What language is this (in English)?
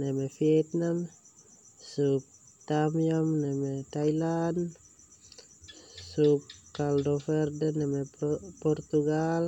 Termanu